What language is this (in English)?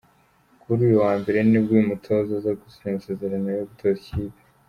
Kinyarwanda